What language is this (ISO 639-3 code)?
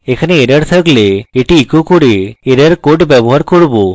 ben